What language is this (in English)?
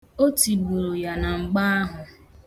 Igbo